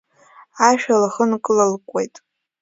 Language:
Abkhazian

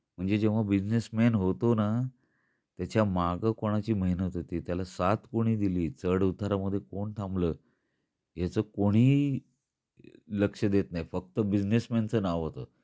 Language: Marathi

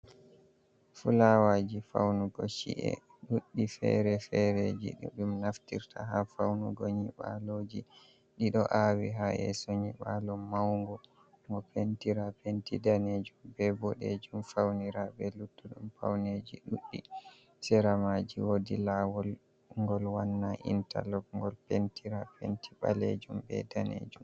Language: Fula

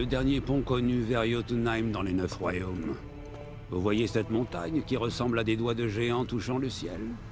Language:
French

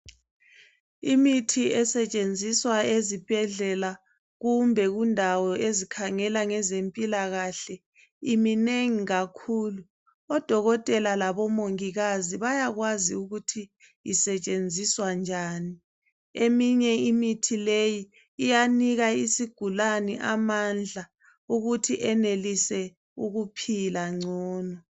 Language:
North Ndebele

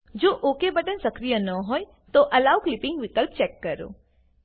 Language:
Gujarati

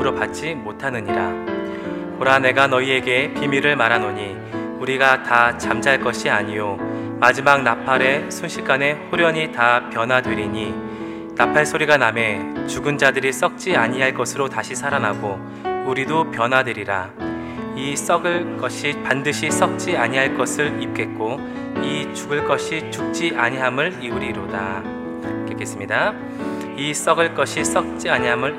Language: Korean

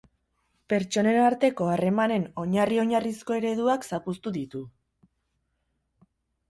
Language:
Basque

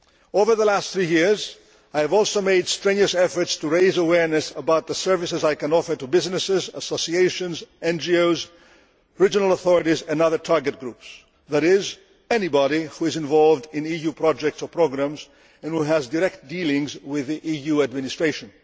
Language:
English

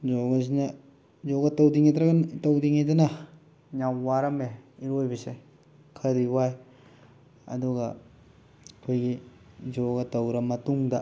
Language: Manipuri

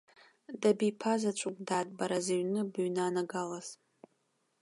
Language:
Abkhazian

